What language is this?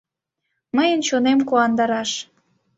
Mari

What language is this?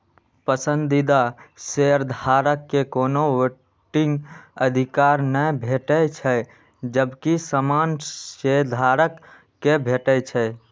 Maithili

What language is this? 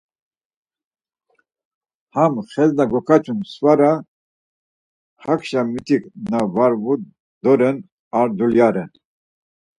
Laz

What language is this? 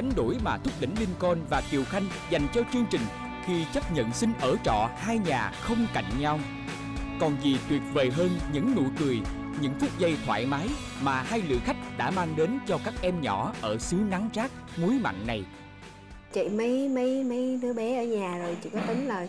Vietnamese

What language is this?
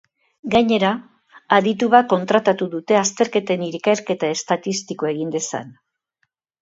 Basque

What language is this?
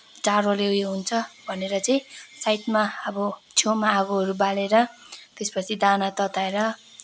Nepali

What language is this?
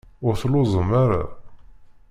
Kabyle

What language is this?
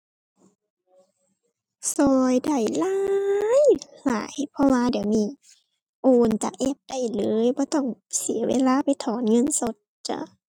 Thai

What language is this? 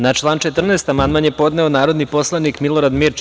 Serbian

